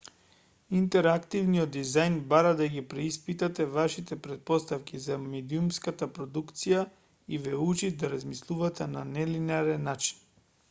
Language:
Macedonian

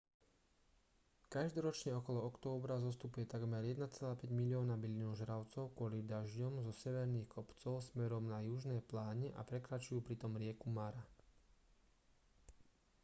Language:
Slovak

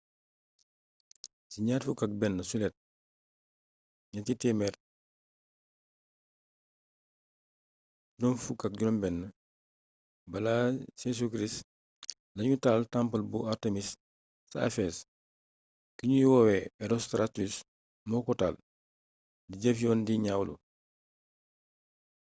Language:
Wolof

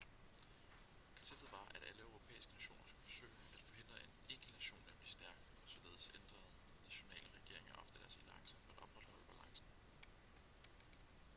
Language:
Danish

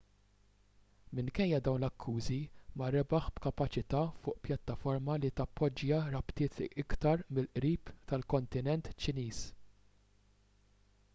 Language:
Maltese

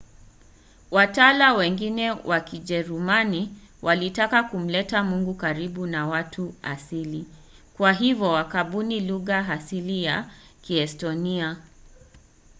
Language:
Swahili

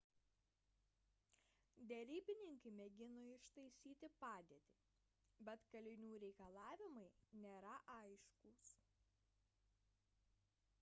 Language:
Lithuanian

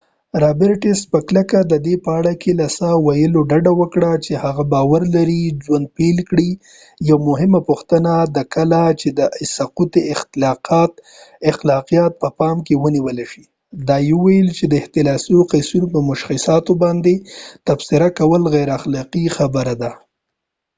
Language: Pashto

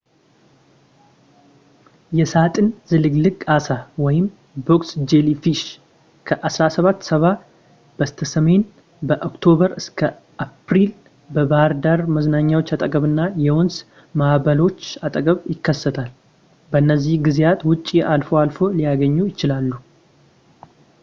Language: Amharic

